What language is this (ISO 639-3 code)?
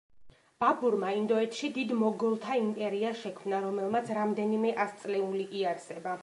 kat